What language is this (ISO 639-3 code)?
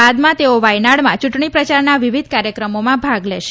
guj